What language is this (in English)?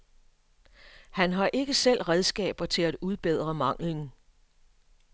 Danish